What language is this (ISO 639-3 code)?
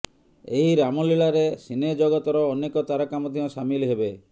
ori